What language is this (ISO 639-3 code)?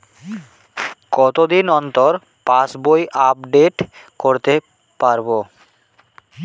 ben